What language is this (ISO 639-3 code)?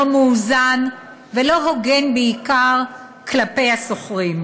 heb